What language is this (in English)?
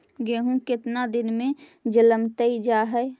Magahi